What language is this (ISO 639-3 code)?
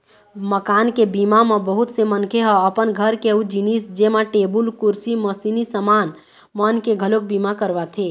hne